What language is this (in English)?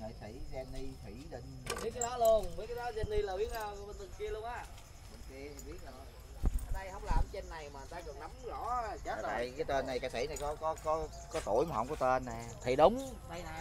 Vietnamese